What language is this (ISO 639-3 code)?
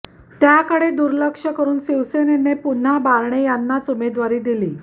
mar